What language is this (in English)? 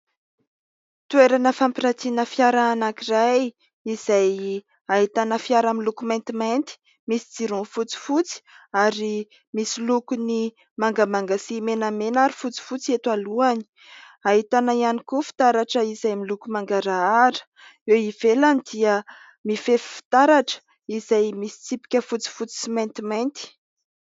Malagasy